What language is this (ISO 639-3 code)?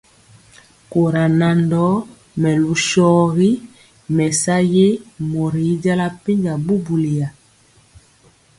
mcx